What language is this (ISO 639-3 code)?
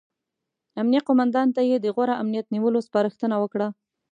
pus